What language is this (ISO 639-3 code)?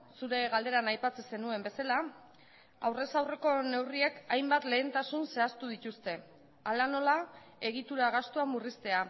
eus